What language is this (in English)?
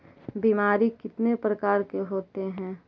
Magahi